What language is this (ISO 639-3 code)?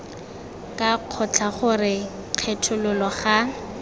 tsn